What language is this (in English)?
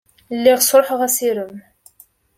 Kabyle